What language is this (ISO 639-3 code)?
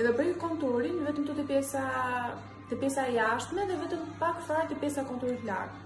ron